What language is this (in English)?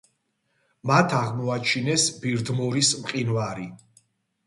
Georgian